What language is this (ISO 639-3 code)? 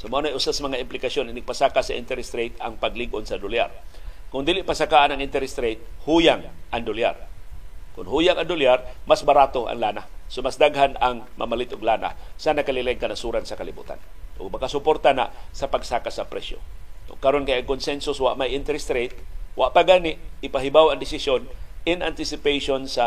fil